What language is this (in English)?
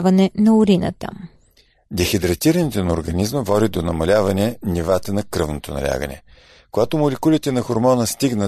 Bulgarian